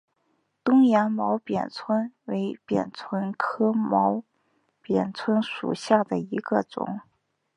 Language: Chinese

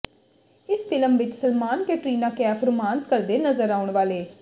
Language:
Punjabi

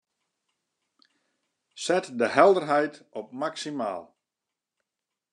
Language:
Western Frisian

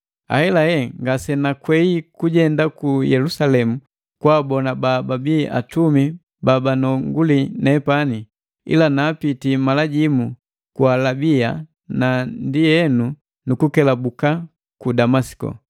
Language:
Matengo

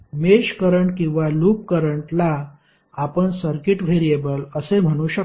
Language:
Marathi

